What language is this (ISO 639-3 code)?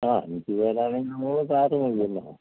mal